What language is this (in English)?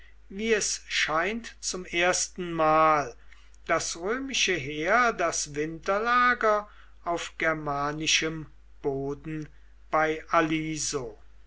German